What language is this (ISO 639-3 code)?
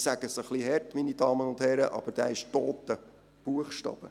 gsw